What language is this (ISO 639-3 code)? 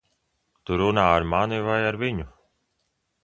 lav